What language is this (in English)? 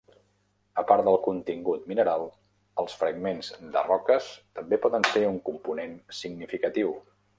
Catalan